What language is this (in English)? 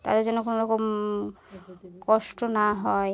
Bangla